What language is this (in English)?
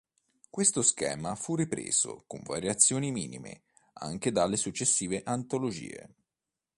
Italian